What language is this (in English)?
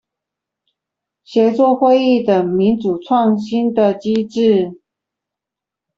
Chinese